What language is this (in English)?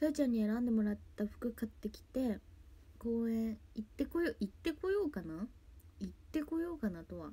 Japanese